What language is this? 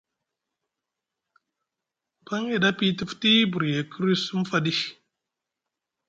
Musgu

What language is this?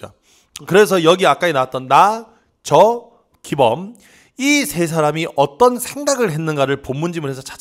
Korean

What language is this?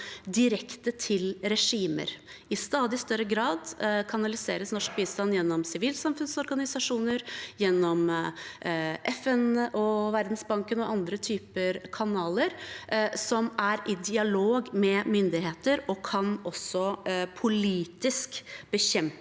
Norwegian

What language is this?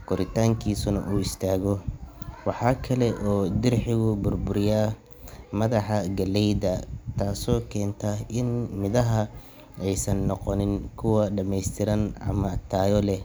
Somali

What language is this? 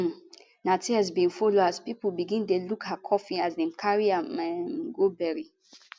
Nigerian Pidgin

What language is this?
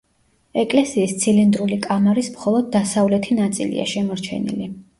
Georgian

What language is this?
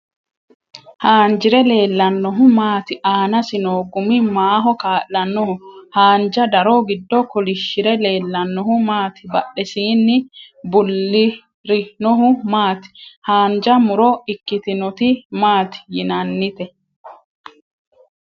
Sidamo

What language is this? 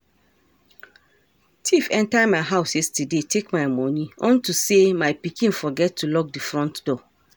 Nigerian Pidgin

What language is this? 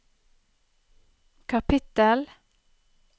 Norwegian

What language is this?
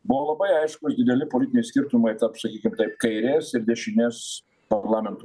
Lithuanian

